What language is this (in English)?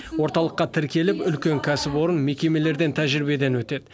Kazakh